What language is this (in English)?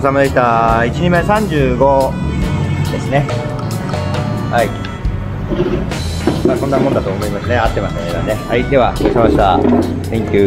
Japanese